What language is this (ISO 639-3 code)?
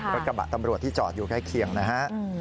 tha